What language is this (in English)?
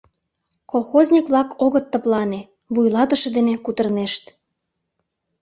Mari